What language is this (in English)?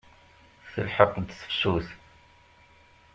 Kabyle